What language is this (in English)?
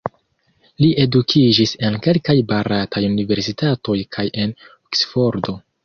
Esperanto